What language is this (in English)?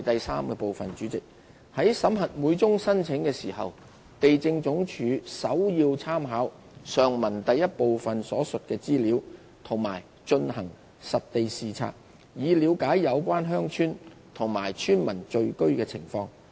Cantonese